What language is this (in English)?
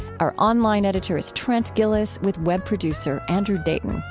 English